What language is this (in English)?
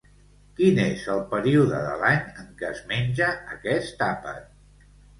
Catalan